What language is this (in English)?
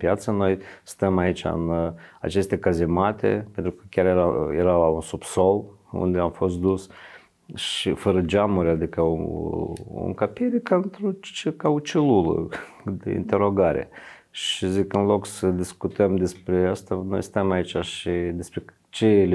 Romanian